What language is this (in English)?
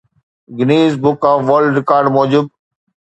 Sindhi